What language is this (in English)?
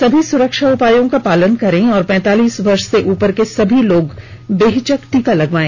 Hindi